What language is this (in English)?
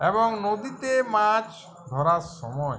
Bangla